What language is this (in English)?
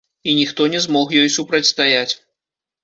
Belarusian